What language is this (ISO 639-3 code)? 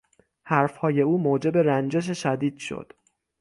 fas